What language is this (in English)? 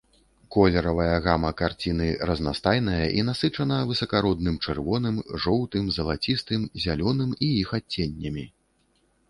Belarusian